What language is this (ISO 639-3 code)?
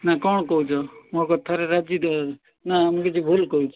ori